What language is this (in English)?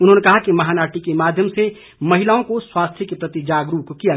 Hindi